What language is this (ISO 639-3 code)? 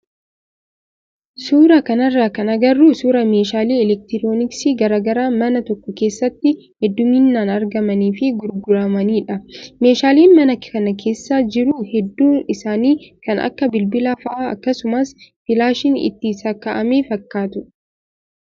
orm